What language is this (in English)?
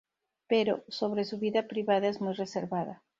Spanish